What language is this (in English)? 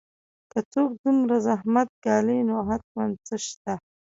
Pashto